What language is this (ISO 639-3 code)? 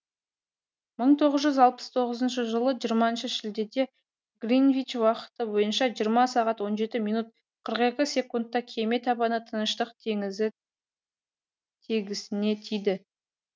kaz